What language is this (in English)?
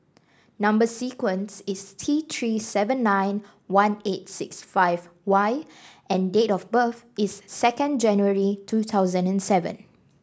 English